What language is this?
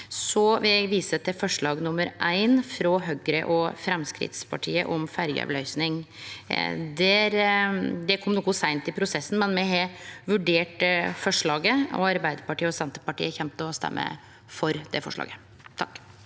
Norwegian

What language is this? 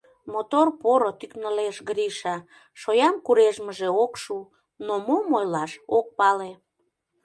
Mari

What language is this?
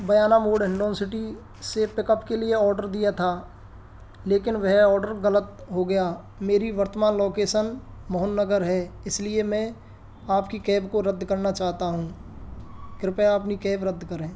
Hindi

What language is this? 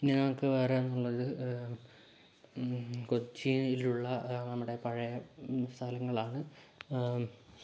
Malayalam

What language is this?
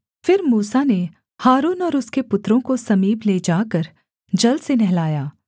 Hindi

